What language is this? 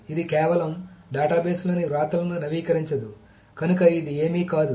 Telugu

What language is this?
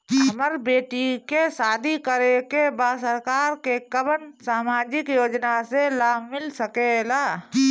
Bhojpuri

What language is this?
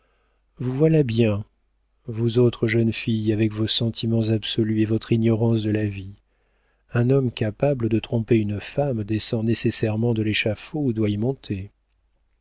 French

